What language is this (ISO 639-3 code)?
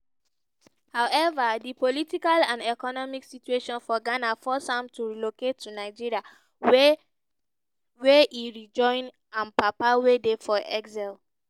pcm